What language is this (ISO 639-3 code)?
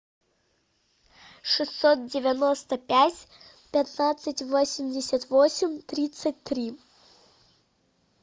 rus